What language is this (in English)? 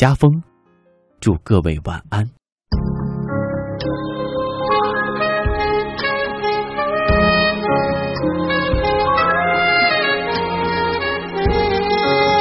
Chinese